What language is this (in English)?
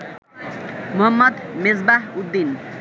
Bangla